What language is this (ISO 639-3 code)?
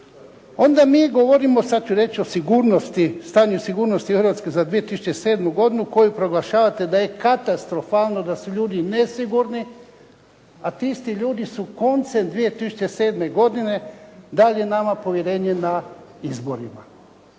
hrv